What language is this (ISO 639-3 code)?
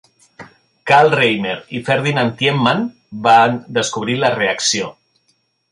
cat